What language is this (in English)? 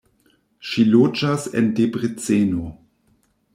Esperanto